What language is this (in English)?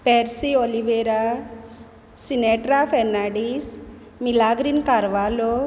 Konkani